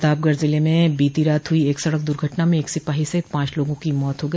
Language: Hindi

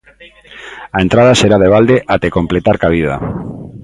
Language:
Galician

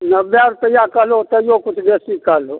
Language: Maithili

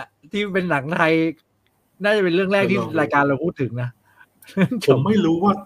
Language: Thai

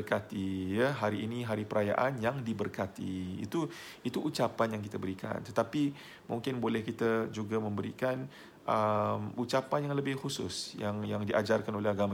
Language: Malay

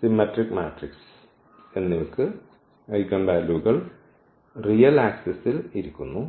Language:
Malayalam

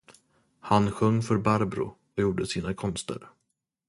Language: Swedish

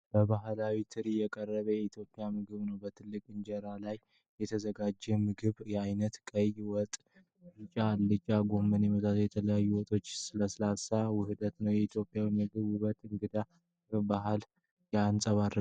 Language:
Amharic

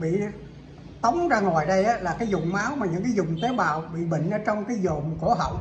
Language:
Vietnamese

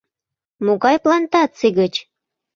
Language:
Mari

